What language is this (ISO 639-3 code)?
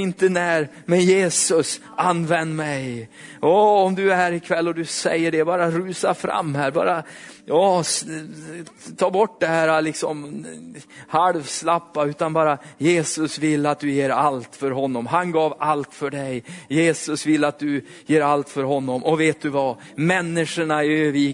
swe